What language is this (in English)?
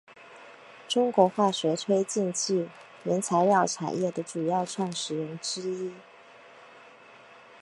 Chinese